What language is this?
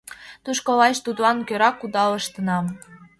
Mari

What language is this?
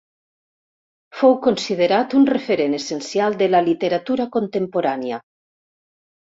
Catalan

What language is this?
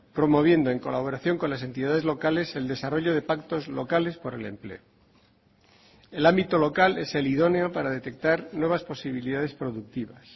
Spanish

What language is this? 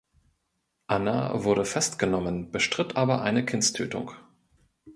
German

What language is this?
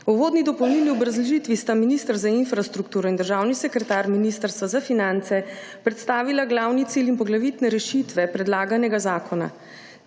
Slovenian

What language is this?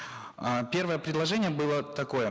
Kazakh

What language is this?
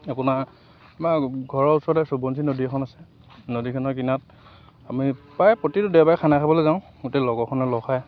Assamese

